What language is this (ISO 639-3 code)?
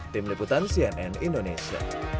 ind